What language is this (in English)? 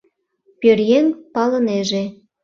Mari